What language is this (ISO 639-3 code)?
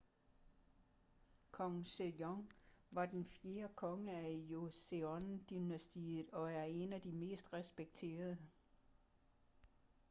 dan